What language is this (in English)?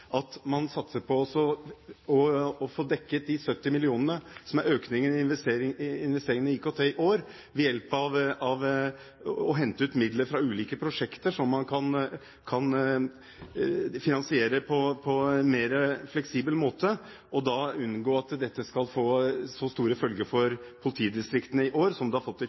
Norwegian Bokmål